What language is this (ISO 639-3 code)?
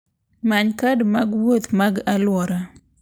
luo